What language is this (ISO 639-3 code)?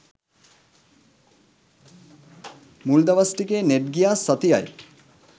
sin